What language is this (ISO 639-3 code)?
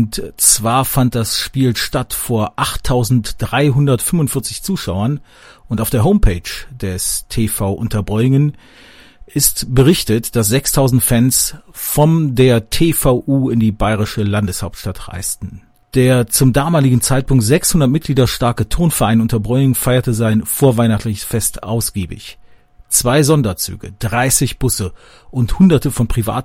deu